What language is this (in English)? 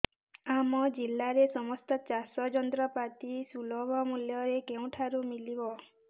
Odia